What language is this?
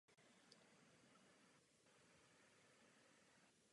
Czech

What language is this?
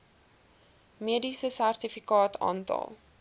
Afrikaans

